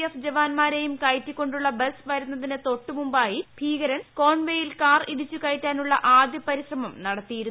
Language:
Malayalam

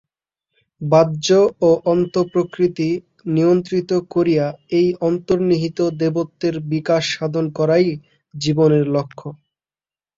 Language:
Bangla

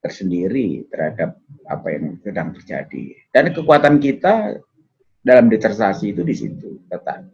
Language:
Indonesian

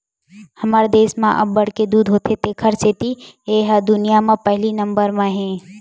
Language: Chhattisgarhi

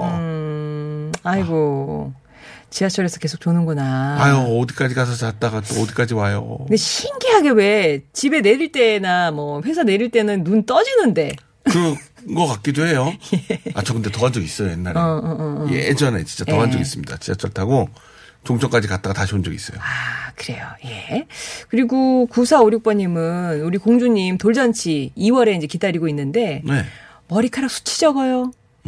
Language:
Korean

